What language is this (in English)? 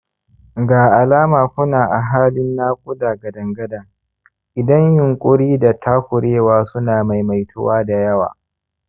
Hausa